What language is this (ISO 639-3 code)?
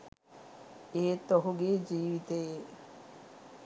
sin